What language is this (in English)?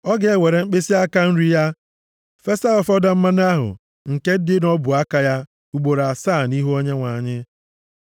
Igbo